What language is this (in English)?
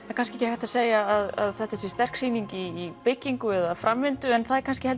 Icelandic